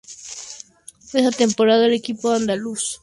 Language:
Spanish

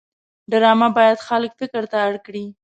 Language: Pashto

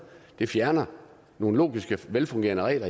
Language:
Danish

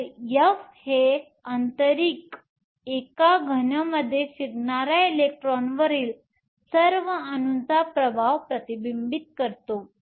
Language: Marathi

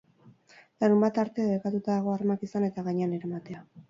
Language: Basque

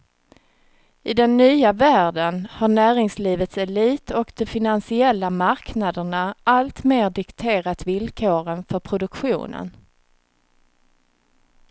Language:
Swedish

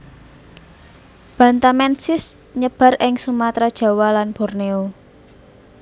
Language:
Javanese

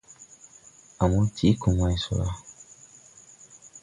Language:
Tupuri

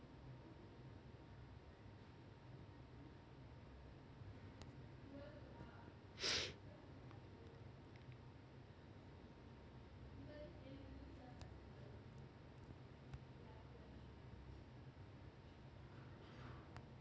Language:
Chhattisgarhi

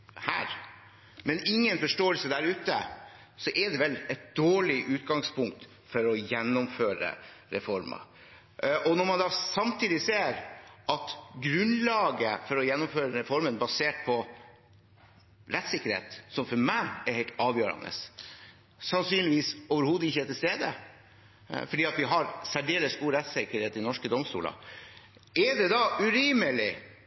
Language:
Norwegian Bokmål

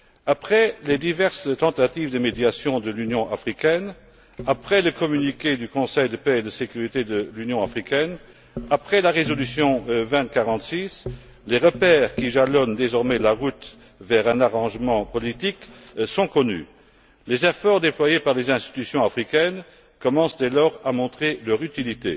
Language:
French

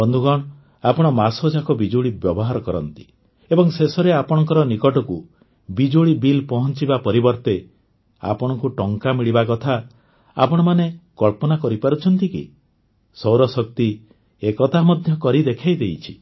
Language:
Odia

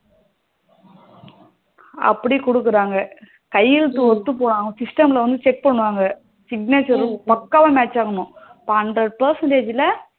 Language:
Tamil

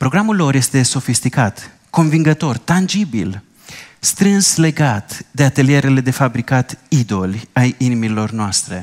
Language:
Romanian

